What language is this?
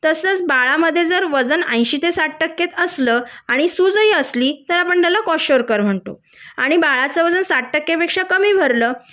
Marathi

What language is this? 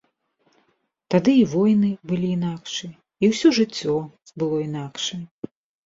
Belarusian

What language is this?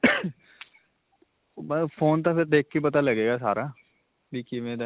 Punjabi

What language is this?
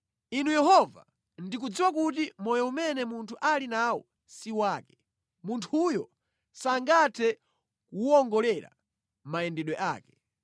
Nyanja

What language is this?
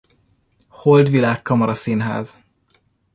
Hungarian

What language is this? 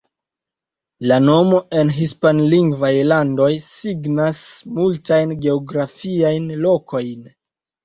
Esperanto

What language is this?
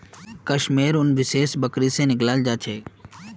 Magahi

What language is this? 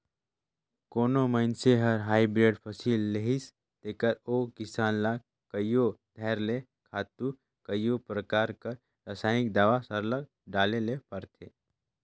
Chhattisgarhi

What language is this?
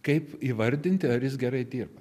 Lithuanian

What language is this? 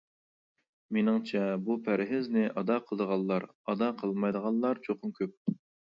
Uyghur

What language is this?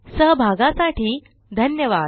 Marathi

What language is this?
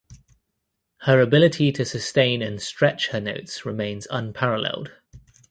English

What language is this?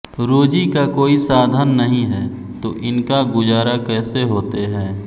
Hindi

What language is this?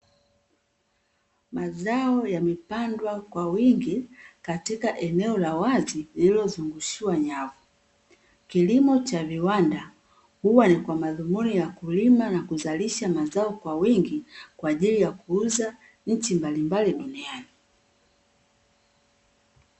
Swahili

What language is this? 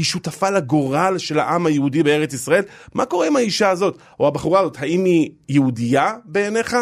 Hebrew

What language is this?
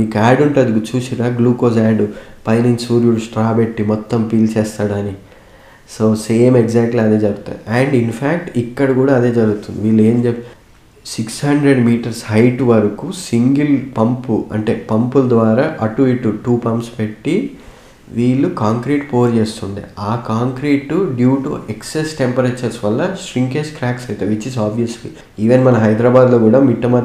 Telugu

